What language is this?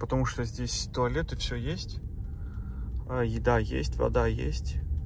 Russian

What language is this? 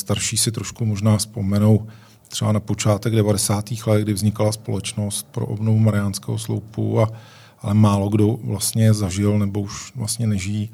Czech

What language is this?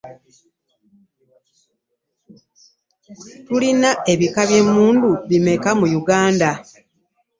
Ganda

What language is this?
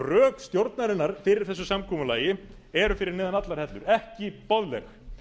Icelandic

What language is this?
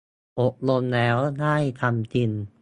Thai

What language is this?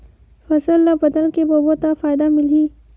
Chhattisgarhi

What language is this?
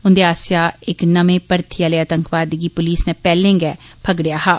Dogri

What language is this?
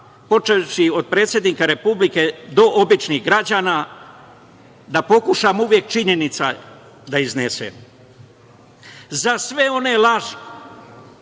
Serbian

